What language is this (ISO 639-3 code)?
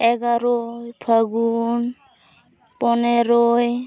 sat